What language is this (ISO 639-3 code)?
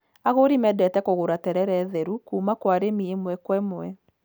kik